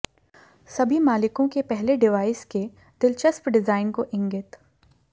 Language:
Hindi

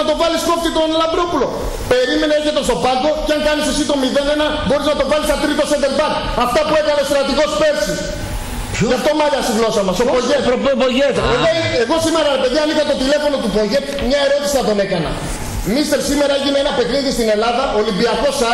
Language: Greek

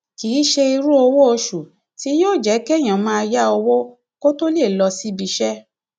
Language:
Yoruba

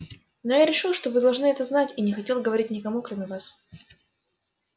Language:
Russian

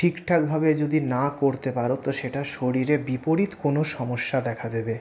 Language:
Bangla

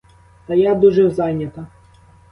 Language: Ukrainian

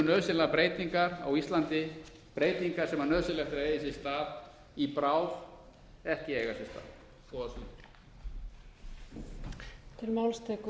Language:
Icelandic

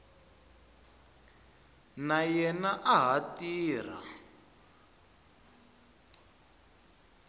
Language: Tsonga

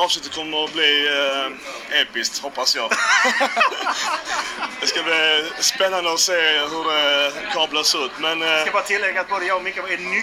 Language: Swedish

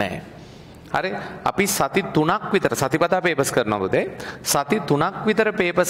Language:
Indonesian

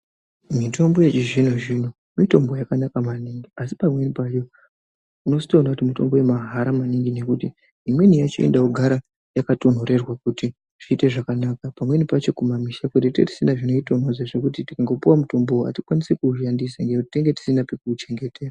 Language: Ndau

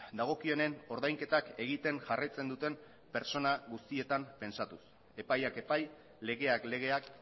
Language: Basque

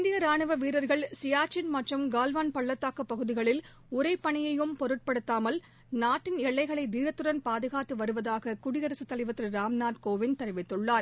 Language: Tamil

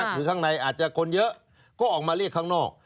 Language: Thai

